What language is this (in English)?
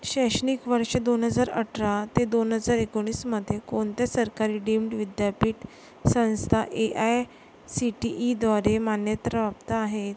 Marathi